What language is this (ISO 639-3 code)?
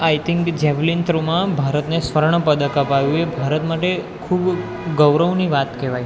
guj